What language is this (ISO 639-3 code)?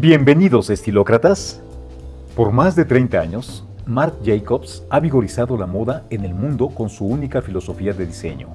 spa